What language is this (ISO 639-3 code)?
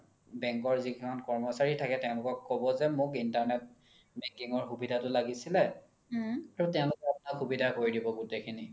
asm